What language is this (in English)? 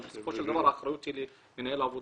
Hebrew